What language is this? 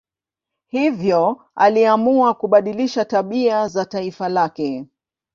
Swahili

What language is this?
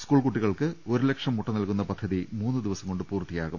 Malayalam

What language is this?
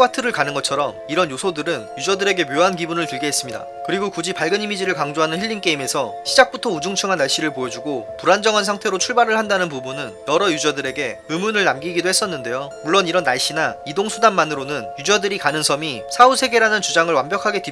Korean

